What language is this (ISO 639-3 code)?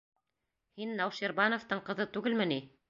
bak